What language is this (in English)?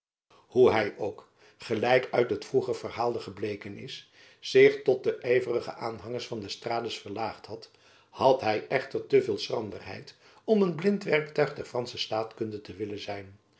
Dutch